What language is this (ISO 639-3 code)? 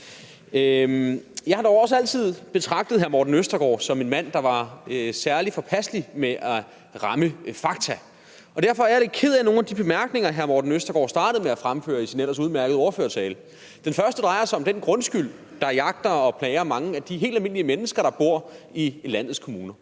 dan